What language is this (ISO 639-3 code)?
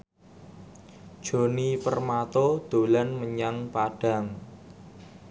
jav